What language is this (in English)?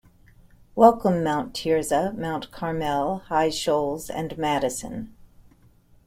English